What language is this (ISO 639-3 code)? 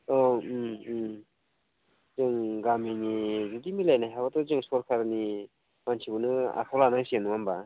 brx